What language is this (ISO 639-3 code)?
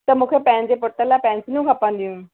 snd